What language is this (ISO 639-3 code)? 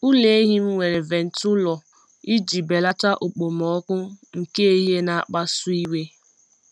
ibo